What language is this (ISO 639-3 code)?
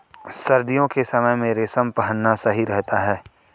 hin